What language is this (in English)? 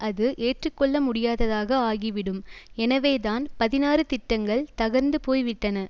Tamil